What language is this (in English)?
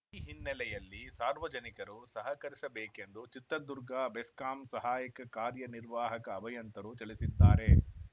Kannada